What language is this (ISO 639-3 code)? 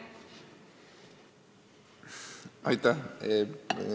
est